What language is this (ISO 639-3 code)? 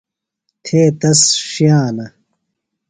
phl